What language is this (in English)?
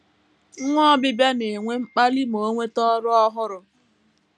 Igbo